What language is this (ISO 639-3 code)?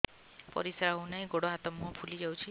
ori